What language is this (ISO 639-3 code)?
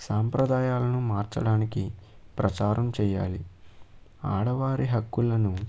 tel